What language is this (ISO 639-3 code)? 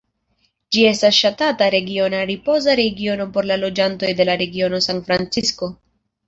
epo